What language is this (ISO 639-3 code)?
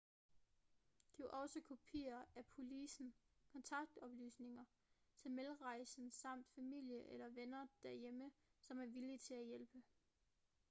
dan